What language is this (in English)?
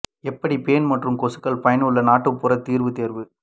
Tamil